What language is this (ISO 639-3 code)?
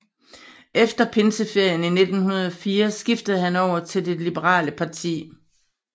dan